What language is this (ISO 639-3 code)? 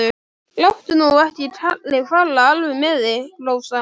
isl